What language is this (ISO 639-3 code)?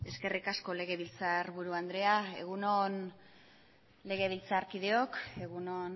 eus